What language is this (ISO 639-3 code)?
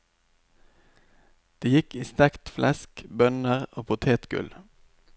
nor